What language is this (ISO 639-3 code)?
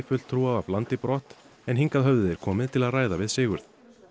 isl